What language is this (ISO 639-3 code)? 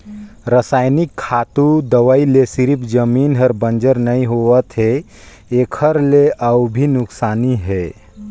hne